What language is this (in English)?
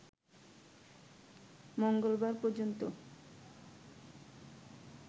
Bangla